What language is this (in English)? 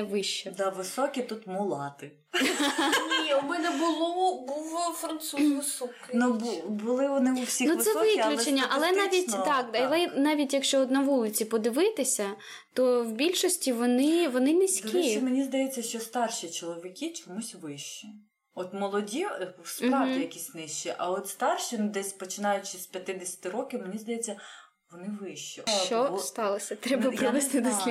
Ukrainian